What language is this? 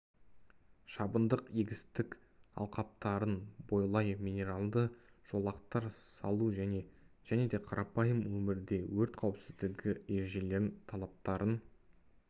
Kazakh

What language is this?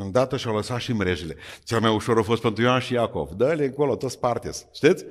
Romanian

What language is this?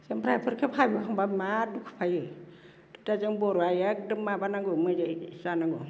Bodo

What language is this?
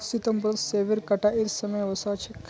Magahi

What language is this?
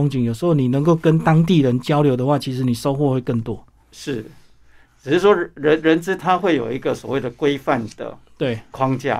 Chinese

